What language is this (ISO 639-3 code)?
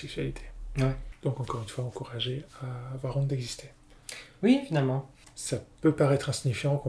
fra